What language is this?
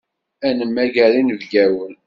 Kabyle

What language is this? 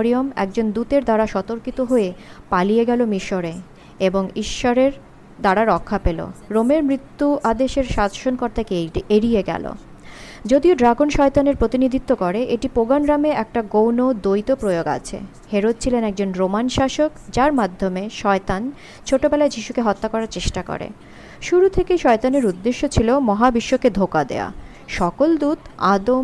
Bangla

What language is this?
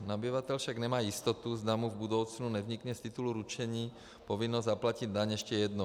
Czech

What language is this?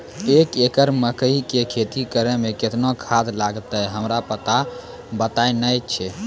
Maithili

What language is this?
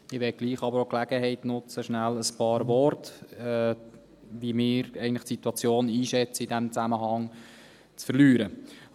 Swiss German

